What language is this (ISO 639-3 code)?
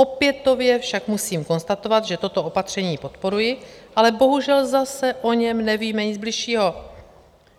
ces